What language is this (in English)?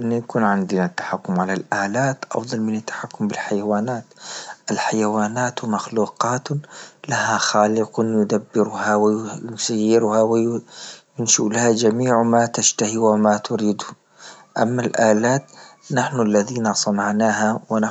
Libyan Arabic